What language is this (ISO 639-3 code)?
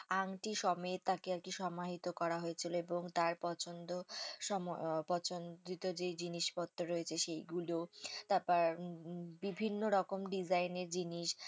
ben